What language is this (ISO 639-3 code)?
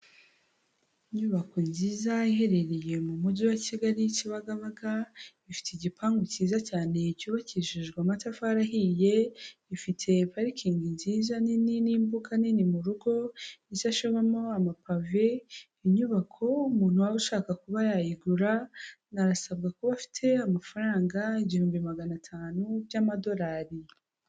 kin